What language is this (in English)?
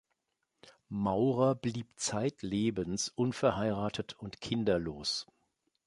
German